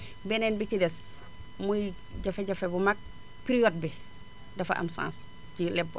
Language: Wolof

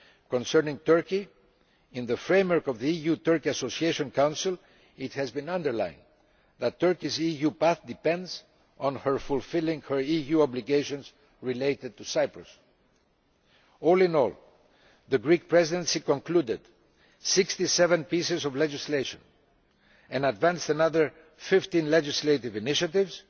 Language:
English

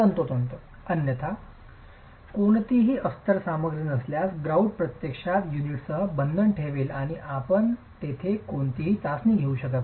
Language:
Marathi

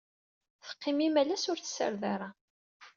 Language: Kabyle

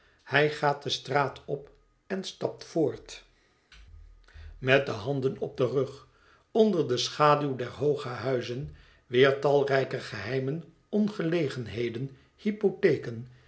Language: Dutch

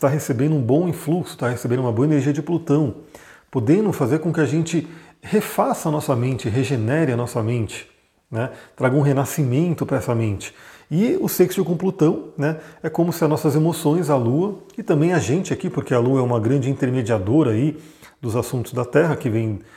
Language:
Portuguese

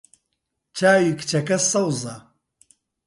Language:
Central Kurdish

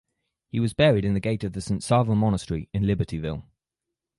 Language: English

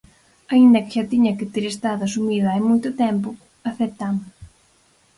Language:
Galician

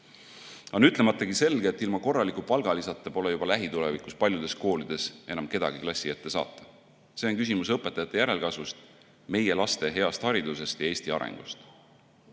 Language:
Estonian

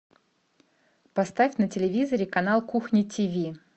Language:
Russian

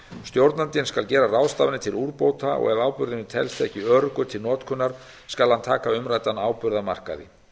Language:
Icelandic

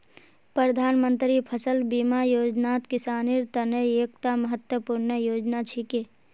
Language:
Magahi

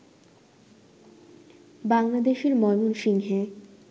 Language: Bangla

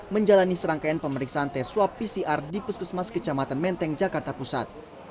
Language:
Indonesian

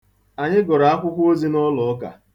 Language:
Igbo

